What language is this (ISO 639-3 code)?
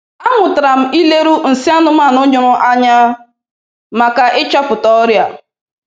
ibo